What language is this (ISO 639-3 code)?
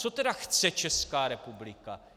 ces